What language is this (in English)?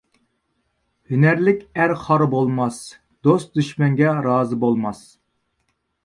Uyghur